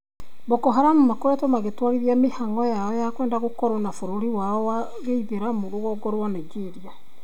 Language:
Kikuyu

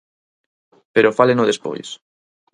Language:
Galician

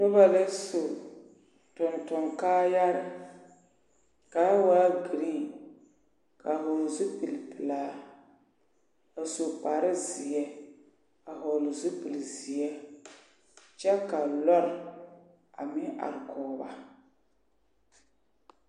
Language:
Southern Dagaare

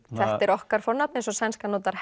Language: Icelandic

